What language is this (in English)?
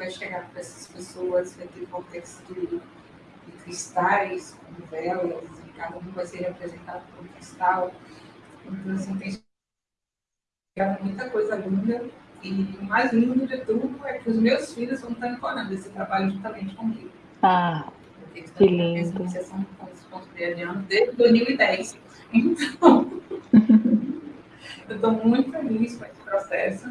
Portuguese